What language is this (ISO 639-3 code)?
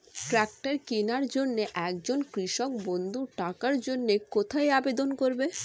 ben